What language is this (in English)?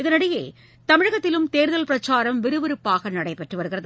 Tamil